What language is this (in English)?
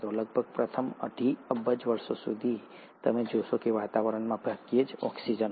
Gujarati